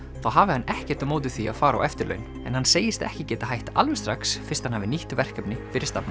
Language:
Icelandic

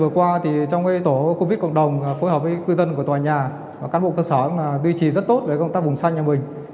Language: Vietnamese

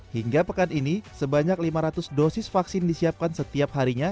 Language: Indonesian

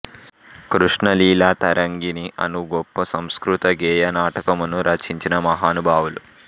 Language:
Telugu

